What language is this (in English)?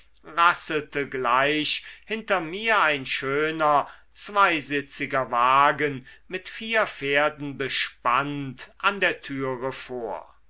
German